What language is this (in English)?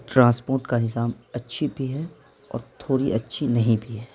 Urdu